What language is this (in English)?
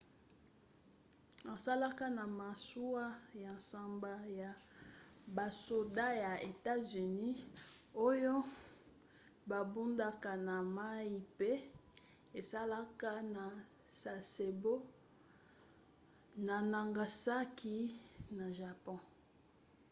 Lingala